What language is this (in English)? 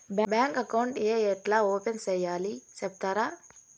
Telugu